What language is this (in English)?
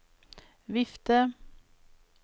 Norwegian